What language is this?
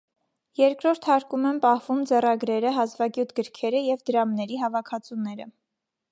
Armenian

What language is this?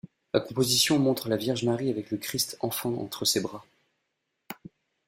French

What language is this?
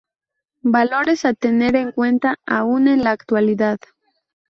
Spanish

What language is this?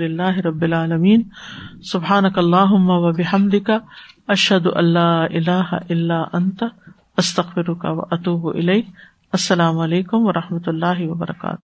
Urdu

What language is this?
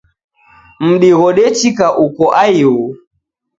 Taita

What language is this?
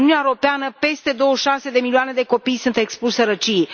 Romanian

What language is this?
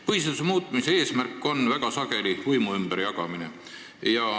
Estonian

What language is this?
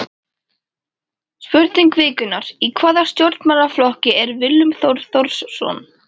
Icelandic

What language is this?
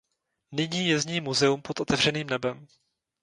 Czech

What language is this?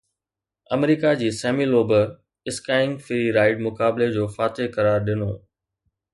Sindhi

